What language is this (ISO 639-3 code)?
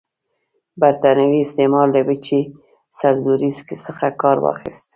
pus